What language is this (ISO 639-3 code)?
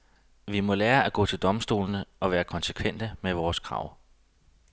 dan